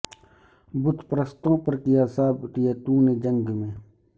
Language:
Urdu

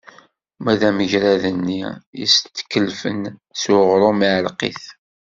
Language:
Kabyle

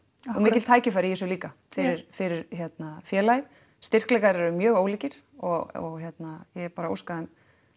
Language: Icelandic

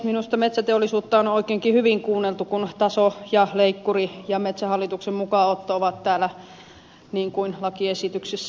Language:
Finnish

